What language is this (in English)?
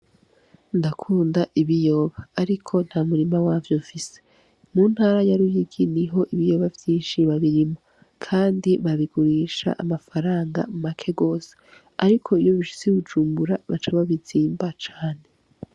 Rundi